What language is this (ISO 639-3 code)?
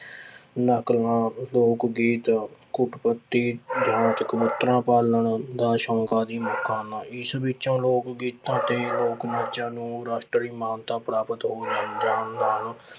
pan